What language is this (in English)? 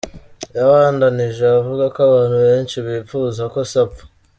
Kinyarwanda